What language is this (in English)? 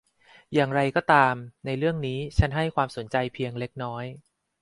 Thai